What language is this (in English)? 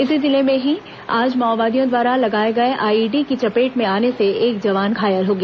Hindi